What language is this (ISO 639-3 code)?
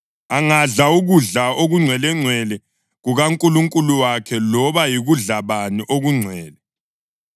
nde